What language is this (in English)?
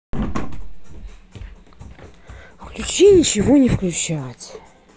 Russian